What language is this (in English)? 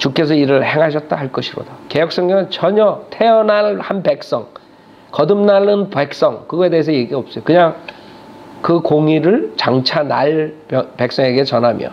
Korean